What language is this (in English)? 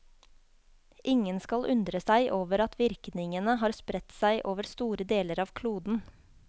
Norwegian